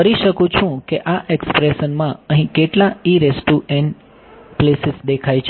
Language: Gujarati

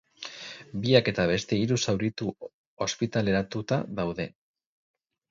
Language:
Basque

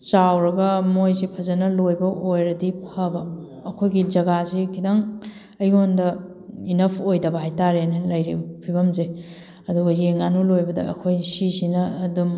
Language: Manipuri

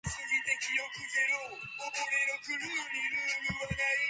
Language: Japanese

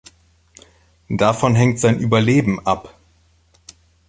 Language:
German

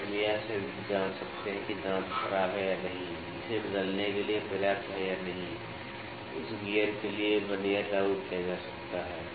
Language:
Hindi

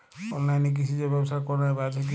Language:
Bangla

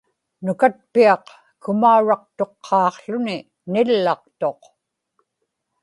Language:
Inupiaq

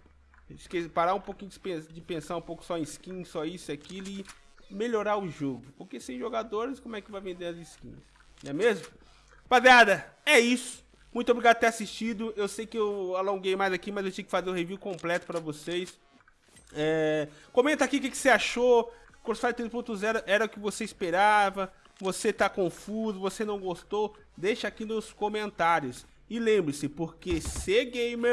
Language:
Portuguese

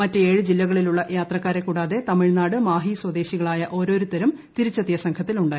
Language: Malayalam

